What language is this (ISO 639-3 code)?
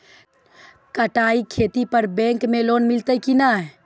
mai